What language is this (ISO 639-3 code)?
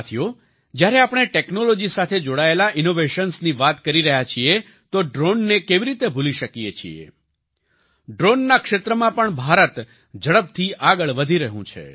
guj